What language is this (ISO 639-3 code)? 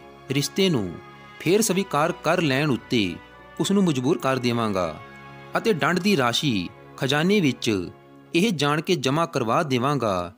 hin